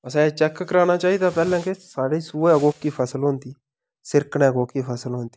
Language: Dogri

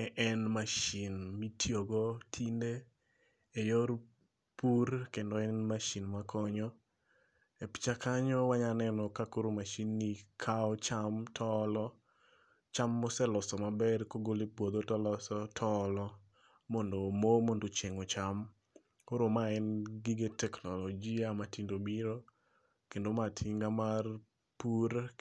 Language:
Luo (Kenya and Tanzania)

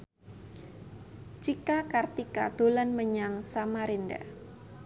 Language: Javanese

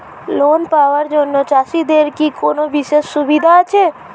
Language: Bangla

